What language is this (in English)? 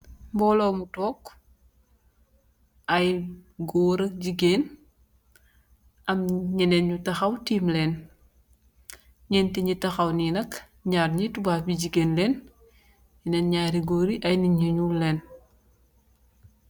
Wolof